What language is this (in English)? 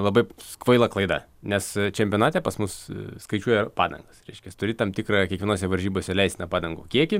Lithuanian